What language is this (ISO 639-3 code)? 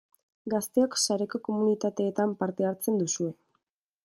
eus